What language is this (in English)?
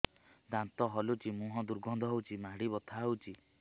Odia